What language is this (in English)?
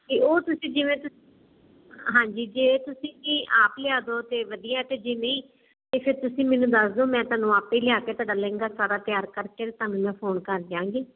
Punjabi